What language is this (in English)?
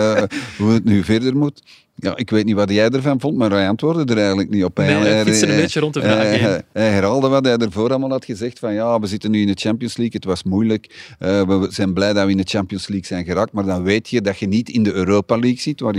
Dutch